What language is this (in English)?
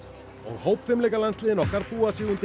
Icelandic